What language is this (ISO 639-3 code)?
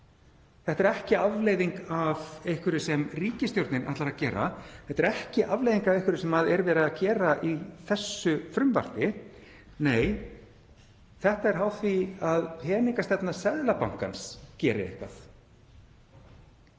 isl